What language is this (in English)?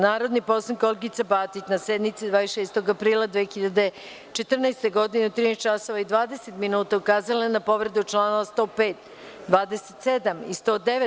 Serbian